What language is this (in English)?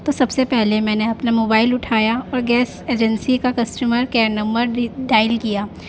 Urdu